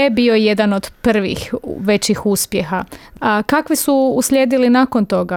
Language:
Croatian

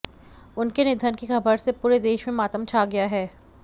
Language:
Hindi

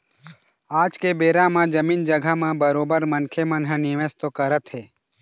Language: Chhattisgarhi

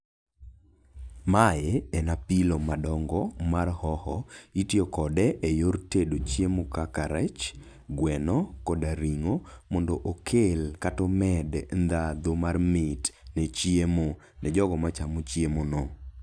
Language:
Luo (Kenya and Tanzania)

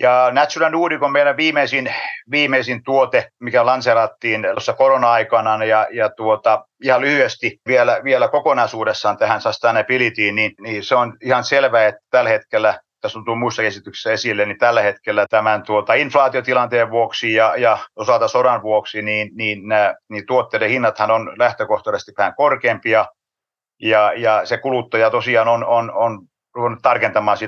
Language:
Finnish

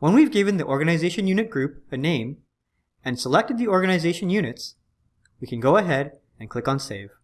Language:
English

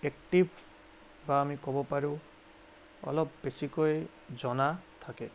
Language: Assamese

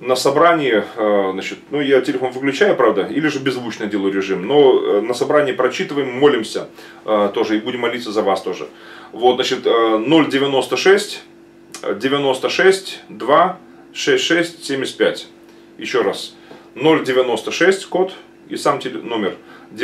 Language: Russian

